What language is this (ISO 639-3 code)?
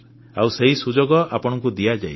ori